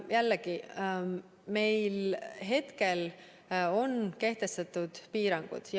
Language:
Estonian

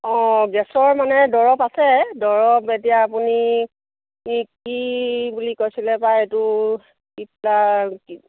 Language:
Assamese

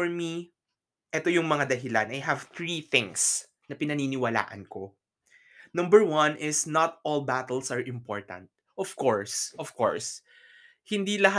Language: Filipino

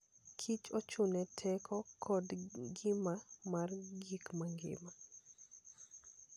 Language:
Luo (Kenya and Tanzania)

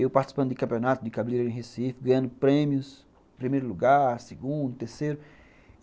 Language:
Portuguese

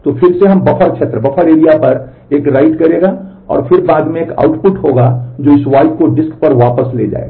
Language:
Hindi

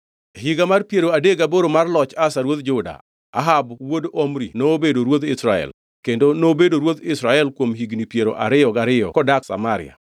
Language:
Luo (Kenya and Tanzania)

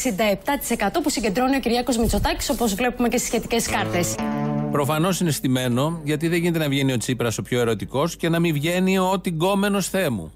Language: Greek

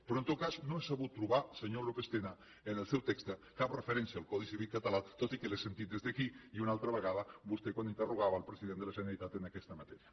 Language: Catalan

